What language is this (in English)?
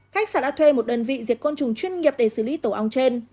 Vietnamese